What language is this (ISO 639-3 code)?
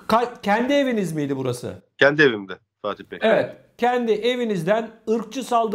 tur